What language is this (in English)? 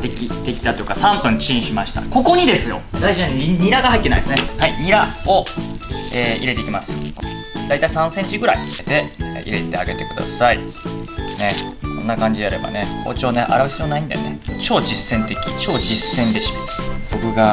Japanese